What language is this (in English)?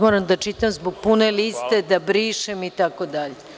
Serbian